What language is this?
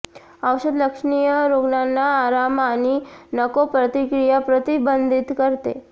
Marathi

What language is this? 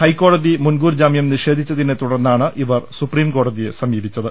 Malayalam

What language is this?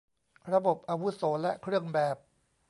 Thai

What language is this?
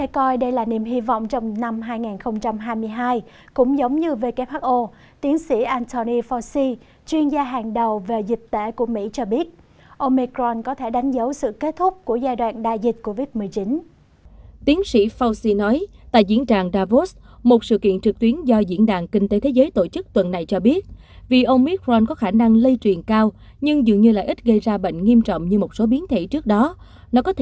Vietnamese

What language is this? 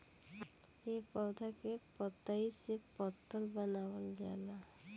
Bhojpuri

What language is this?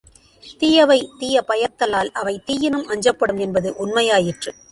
Tamil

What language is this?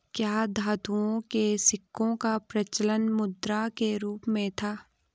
Hindi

